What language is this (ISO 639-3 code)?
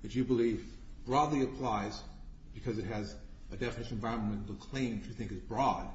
eng